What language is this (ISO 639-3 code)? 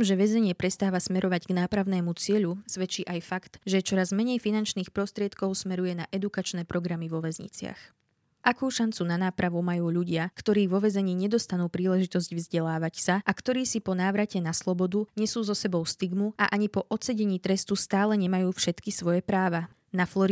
slk